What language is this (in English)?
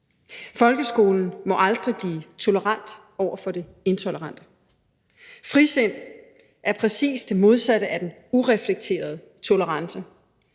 Danish